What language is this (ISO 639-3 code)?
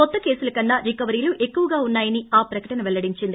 tel